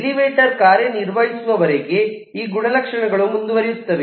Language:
Kannada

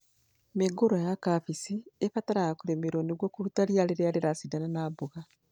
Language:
Kikuyu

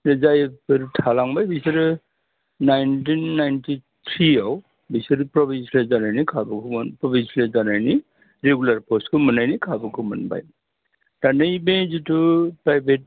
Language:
Bodo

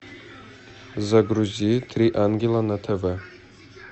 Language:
Russian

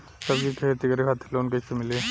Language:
Bhojpuri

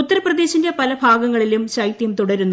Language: Malayalam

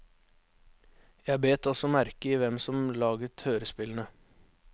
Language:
Norwegian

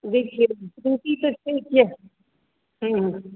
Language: Maithili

